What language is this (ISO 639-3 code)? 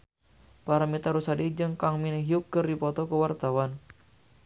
sun